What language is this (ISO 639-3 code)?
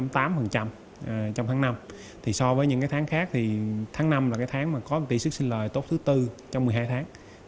vie